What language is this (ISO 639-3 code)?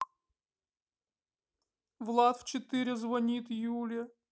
rus